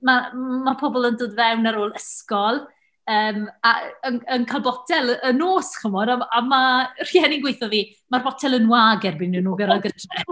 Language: Welsh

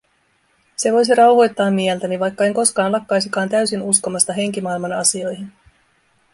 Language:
Finnish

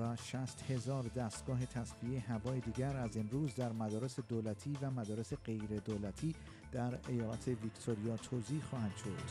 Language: Persian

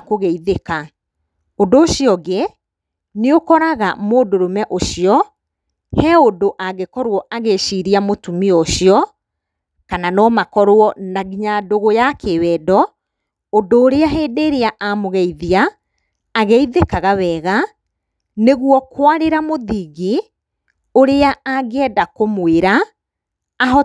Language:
Kikuyu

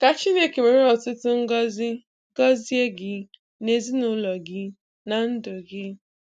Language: Igbo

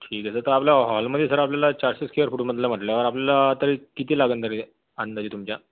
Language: Marathi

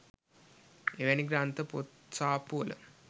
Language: Sinhala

